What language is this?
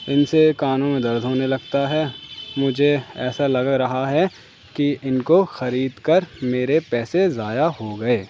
Urdu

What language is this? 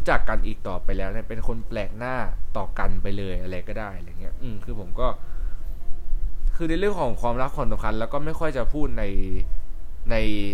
Thai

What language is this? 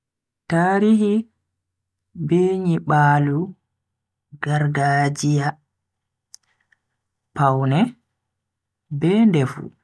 Bagirmi Fulfulde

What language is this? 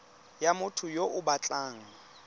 Tswana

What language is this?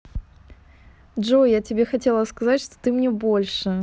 Russian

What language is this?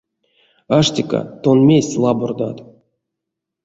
Erzya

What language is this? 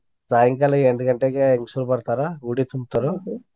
Kannada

